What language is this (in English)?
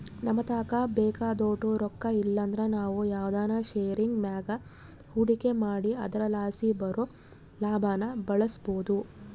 Kannada